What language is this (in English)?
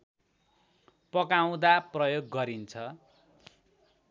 Nepali